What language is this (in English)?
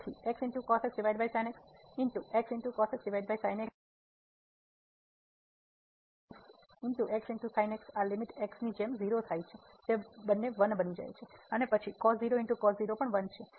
Gujarati